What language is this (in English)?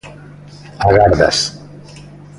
Galician